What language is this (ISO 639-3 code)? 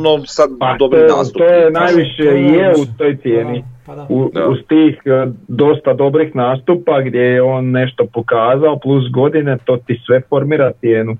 hrv